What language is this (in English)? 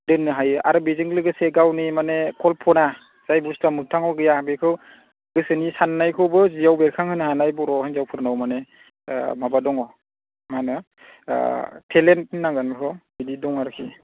Bodo